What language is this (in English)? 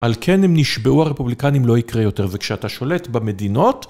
Hebrew